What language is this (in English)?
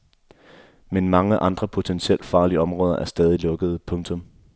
Danish